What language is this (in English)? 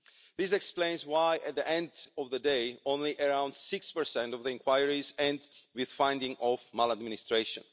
English